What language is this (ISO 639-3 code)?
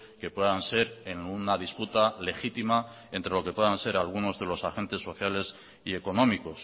spa